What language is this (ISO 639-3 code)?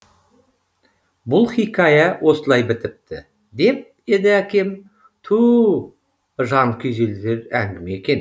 kaz